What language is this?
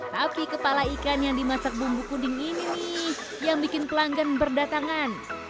Indonesian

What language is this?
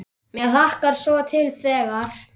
Icelandic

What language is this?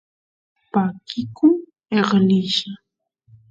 Santiago del Estero Quichua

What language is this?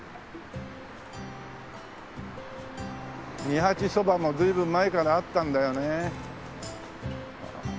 Japanese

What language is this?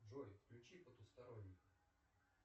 Russian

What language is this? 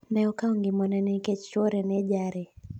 Luo (Kenya and Tanzania)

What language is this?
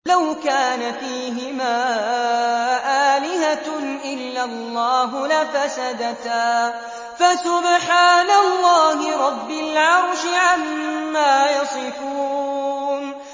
Arabic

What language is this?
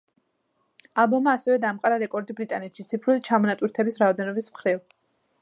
Georgian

